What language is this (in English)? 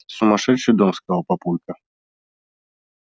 Russian